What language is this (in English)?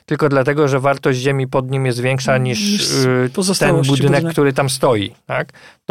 Polish